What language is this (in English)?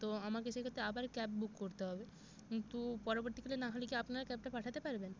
Bangla